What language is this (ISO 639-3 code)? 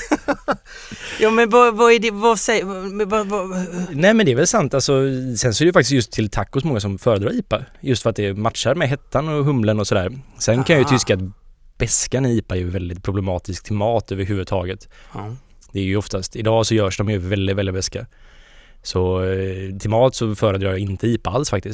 swe